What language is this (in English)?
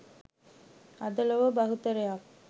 Sinhala